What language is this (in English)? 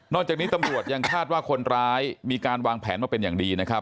Thai